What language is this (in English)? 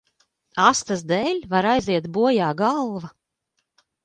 Latvian